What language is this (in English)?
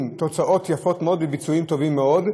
Hebrew